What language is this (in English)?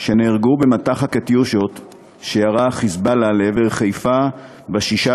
Hebrew